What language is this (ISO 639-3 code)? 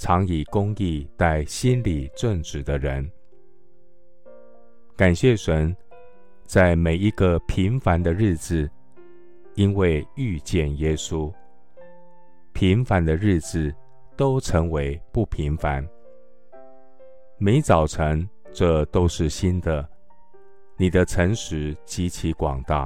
zho